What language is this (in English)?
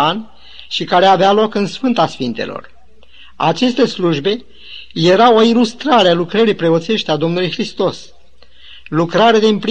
Romanian